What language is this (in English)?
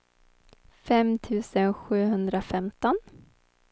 Swedish